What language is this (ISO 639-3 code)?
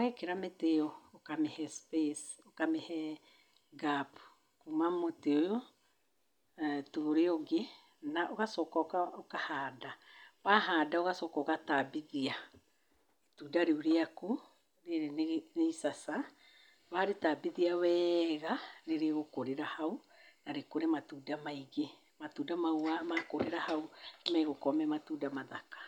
kik